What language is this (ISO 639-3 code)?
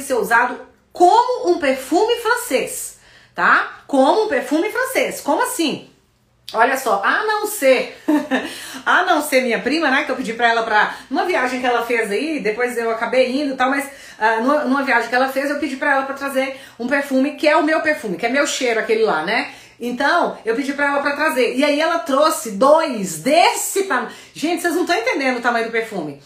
por